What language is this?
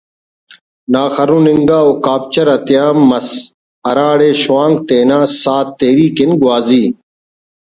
Brahui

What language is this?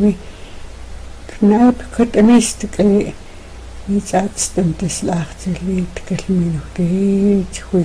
Russian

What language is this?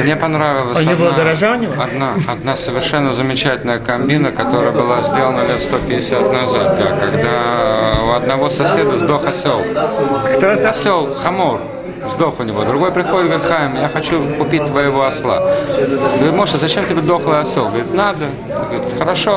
Russian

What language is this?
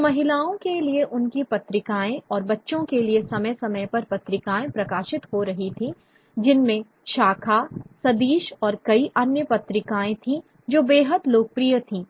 Hindi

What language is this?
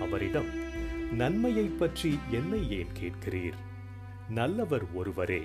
Tamil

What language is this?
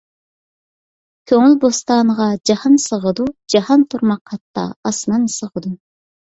Uyghur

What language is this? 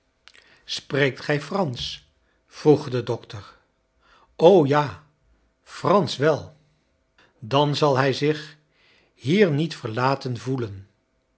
Dutch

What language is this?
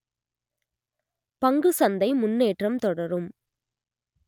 Tamil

